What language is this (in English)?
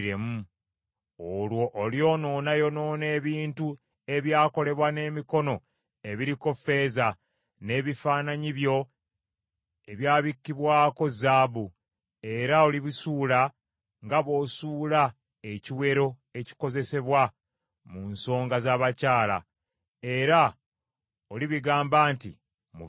Ganda